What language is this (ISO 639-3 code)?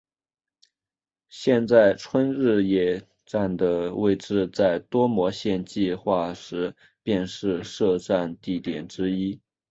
zho